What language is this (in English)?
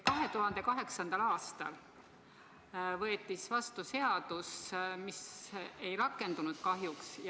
Estonian